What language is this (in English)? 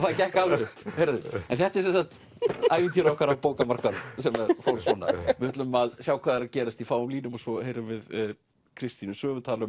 Icelandic